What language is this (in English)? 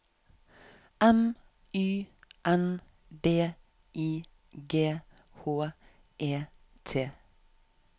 Norwegian